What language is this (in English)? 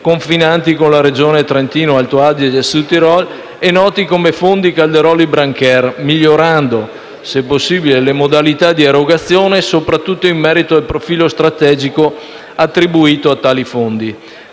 Italian